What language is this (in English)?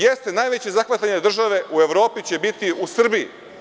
Serbian